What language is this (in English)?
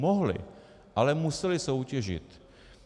Czech